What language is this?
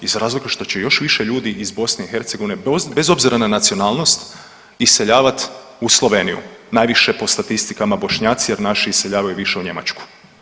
Croatian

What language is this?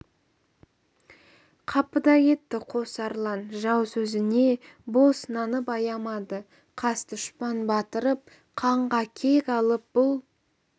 Kazakh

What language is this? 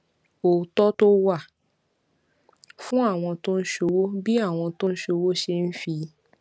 Yoruba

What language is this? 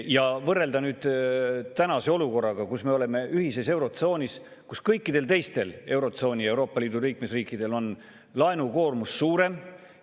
Estonian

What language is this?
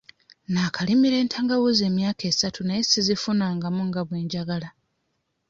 Ganda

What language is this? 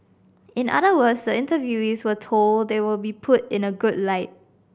English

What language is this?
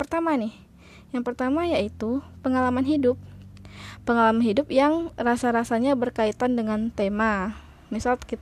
Indonesian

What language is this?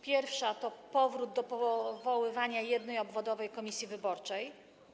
Polish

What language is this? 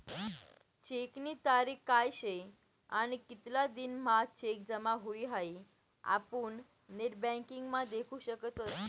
Marathi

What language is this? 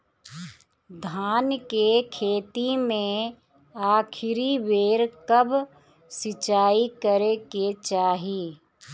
Bhojpuri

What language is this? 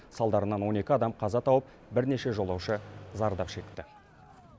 Kazakh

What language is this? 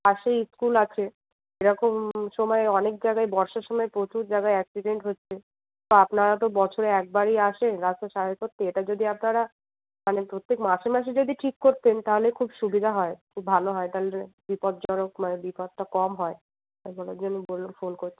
Bangla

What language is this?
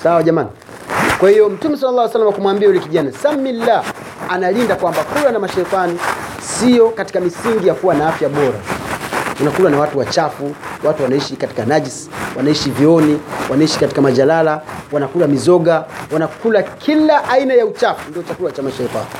Swahili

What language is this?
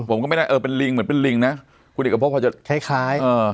Thai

